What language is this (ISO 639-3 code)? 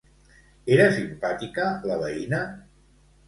cat